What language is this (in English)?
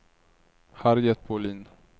Swedish